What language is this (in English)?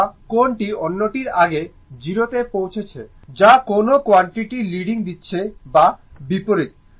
Bangla